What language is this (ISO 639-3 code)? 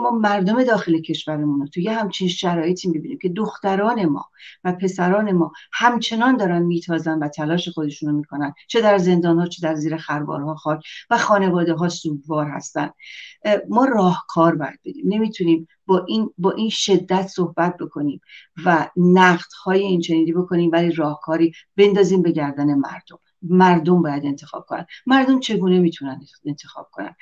fas